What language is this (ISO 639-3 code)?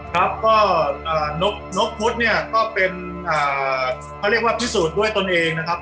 tha